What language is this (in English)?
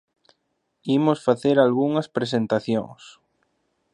Galician